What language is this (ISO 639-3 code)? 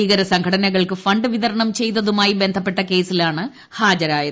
mal